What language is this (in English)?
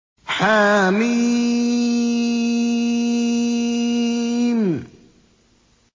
Arabic